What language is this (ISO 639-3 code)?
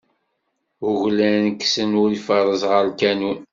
kab